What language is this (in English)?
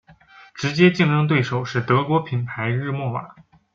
Chinese